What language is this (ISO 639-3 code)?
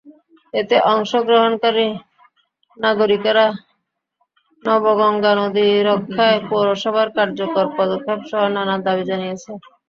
ben